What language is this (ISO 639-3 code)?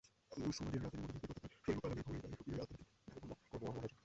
ben